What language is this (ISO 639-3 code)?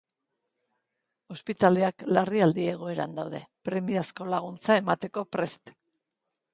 eus